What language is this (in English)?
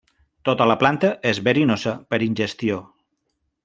Catalan